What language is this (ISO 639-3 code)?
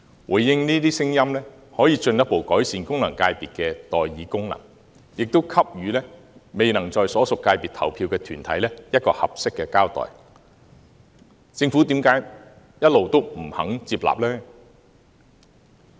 yue